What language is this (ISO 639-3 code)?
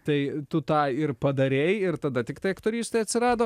lit